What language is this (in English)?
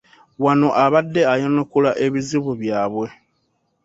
Ganda